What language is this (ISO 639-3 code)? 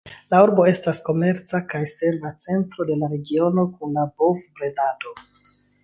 epo